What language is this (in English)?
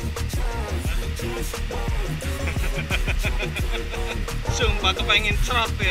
Indonesian